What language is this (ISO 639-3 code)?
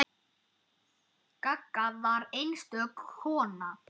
isl